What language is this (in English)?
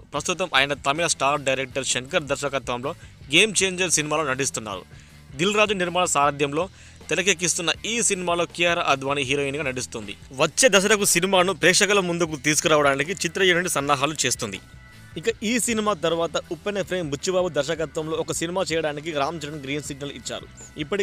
Telugu